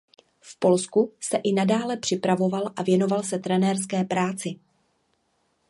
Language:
Czech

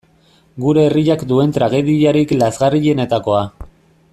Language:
Basque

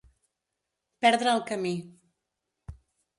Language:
Catalan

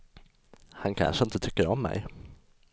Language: Swedish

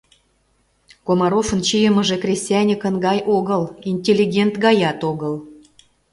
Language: Mari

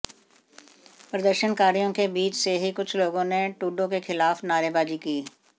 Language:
Hindi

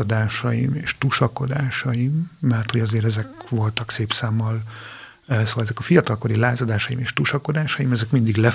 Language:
Hungarian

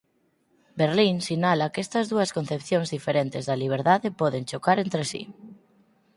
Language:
Galician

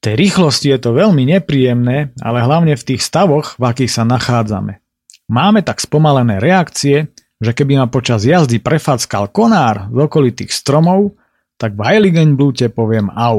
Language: Slovak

